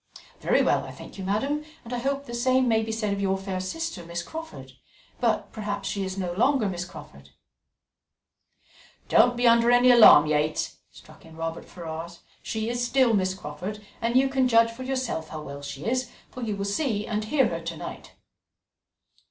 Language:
English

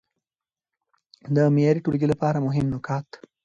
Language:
Pashto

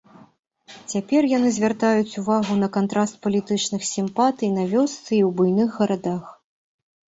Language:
Belarusian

